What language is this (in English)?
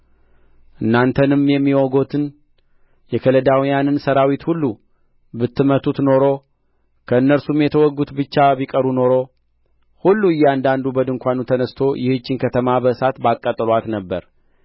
Amharic